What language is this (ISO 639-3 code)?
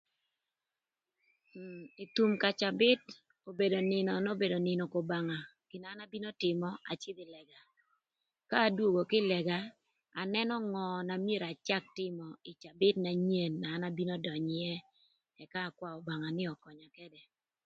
lth